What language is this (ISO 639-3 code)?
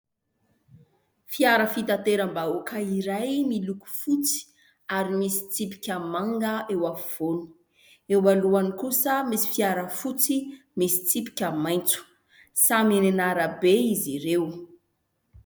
mlg